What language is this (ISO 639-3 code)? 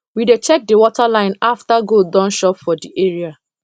pcm